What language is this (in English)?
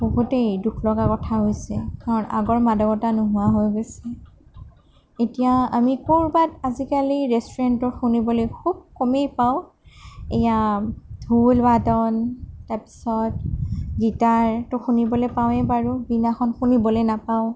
Assamese